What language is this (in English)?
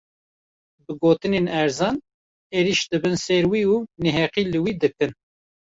Kurdish